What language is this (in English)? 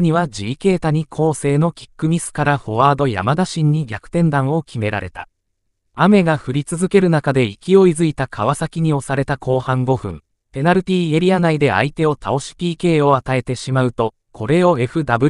Japanese